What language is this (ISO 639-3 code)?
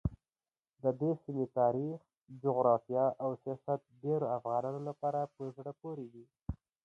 pus